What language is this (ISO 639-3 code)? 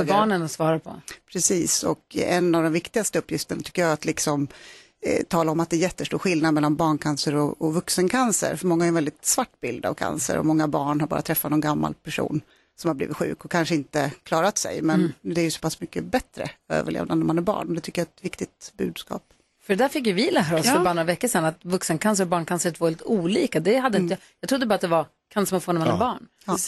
swe